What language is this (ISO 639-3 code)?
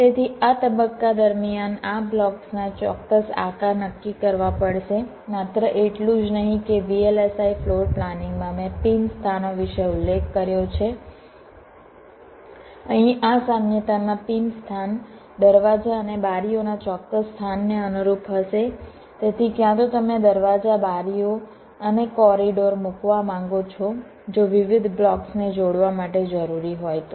guj